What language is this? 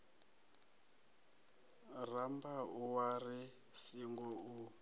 Venda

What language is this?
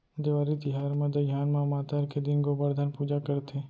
Chhattisgarhi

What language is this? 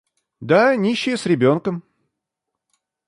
Russian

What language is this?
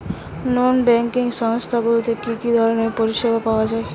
Bangla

